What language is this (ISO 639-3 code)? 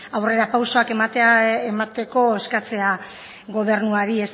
eus